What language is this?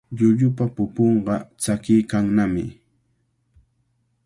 Cajatambo North Lima Quechua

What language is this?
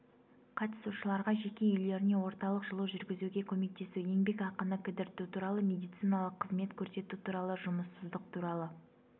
Kazakh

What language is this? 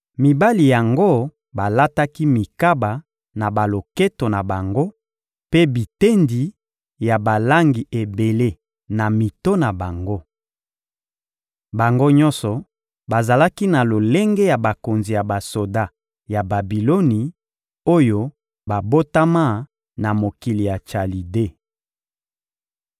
Lingala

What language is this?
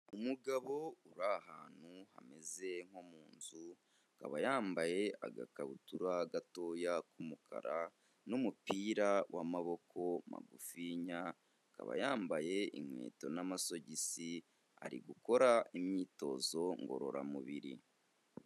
Kinyarwanda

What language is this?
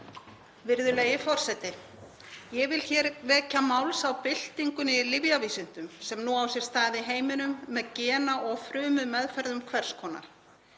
Icelandic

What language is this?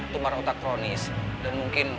Indonesian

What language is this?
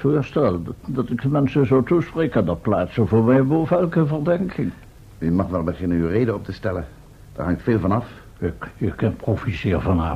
Dutch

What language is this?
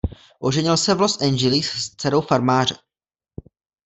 Czech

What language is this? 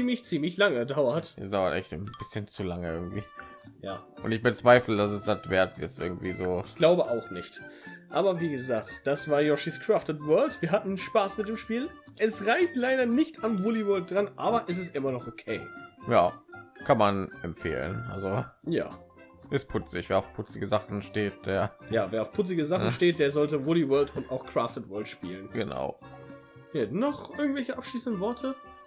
German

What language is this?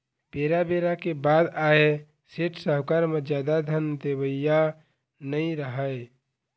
Chhattisgarhi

